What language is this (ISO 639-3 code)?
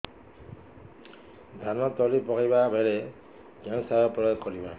ori